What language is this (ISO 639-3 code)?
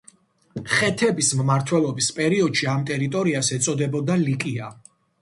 kat